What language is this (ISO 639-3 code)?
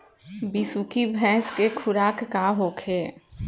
bho